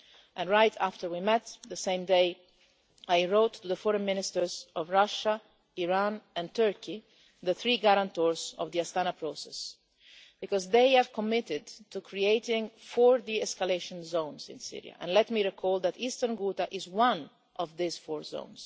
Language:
English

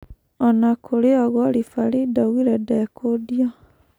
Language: Kikuyu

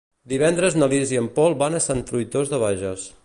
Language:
Catalan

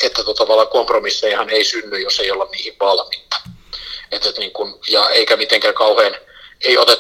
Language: Finnish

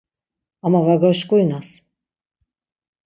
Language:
Laz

